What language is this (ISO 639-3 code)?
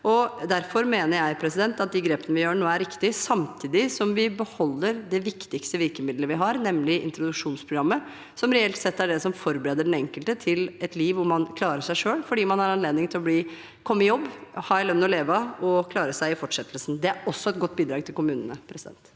nor